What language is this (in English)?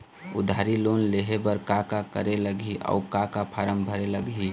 Chhattisgarhi